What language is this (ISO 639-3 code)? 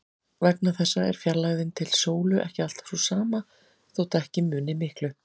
isl